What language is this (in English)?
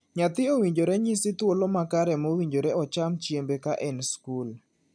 Luo (Kenya and Tanzania)